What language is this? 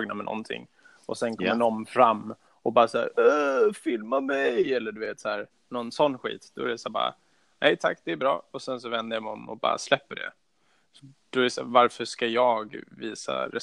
Swedish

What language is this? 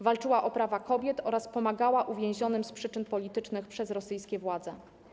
Polish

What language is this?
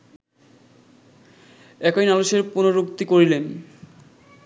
Bangla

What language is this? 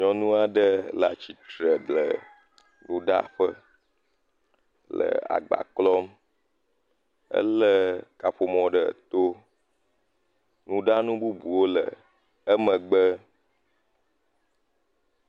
Ewe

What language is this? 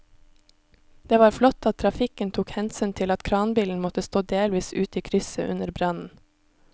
Norwegian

